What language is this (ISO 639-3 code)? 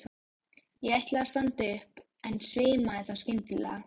isl